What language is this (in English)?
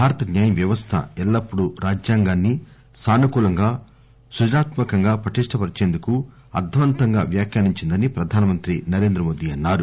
Telugu